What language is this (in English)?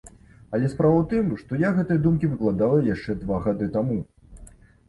Belarusian